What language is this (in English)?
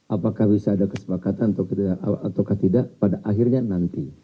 Indonesian